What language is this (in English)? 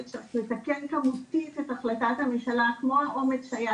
Hebrew